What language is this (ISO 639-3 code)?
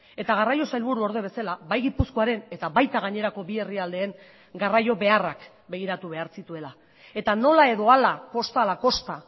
eus